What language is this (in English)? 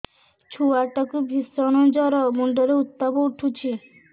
Odia